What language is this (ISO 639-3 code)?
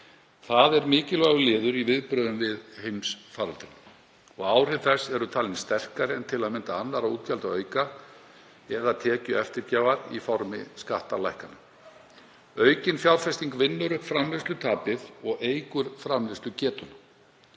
isl